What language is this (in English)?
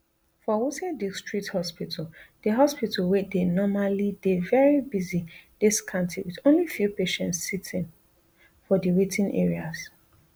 Nigerian Pidgin